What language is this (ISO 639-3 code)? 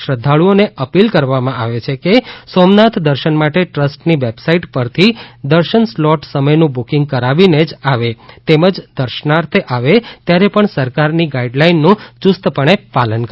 guj